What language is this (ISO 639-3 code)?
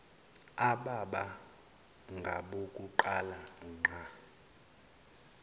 zul